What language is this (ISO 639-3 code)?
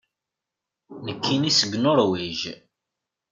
kab